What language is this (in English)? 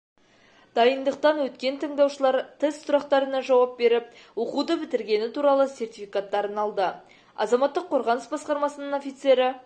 Kazakh